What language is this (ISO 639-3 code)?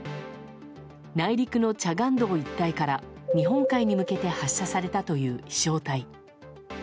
jpn